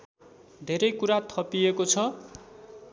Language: Nepali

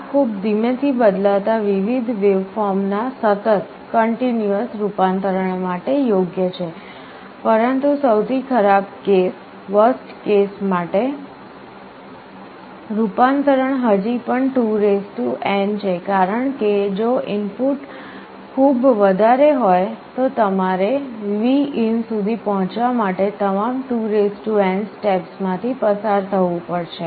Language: Gujarati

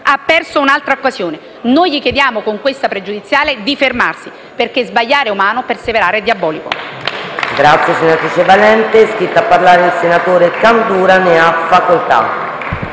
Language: Italian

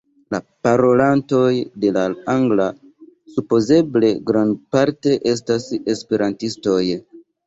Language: Esperanto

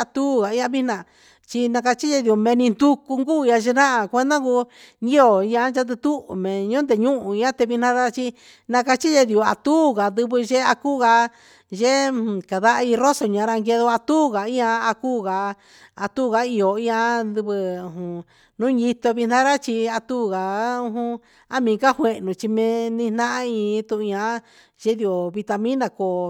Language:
Huitepec Mixtec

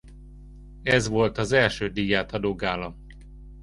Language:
Hungarian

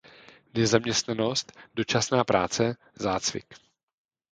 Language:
Czech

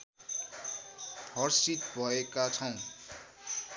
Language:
Nepali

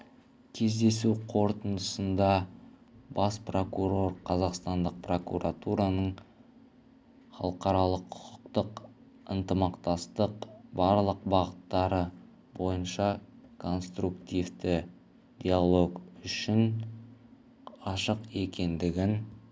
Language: Kazakh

